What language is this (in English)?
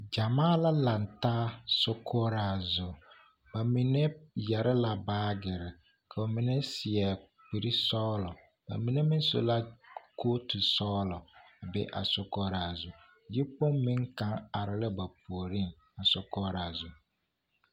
Southern Dagaare